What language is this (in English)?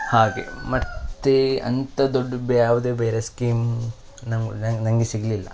Kannada